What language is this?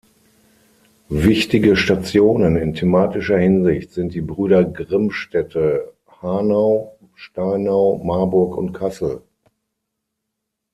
German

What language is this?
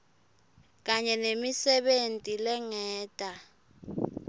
Swati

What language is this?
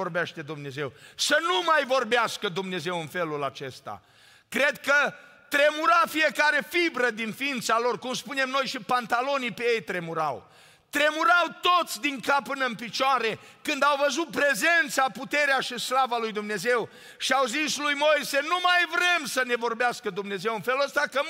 Romanian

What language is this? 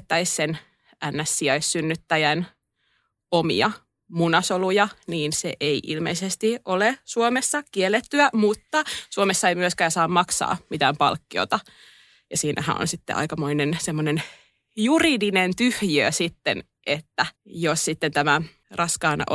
Finnish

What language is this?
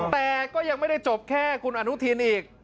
Thai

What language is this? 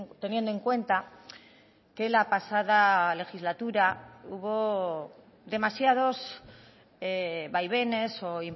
Spanish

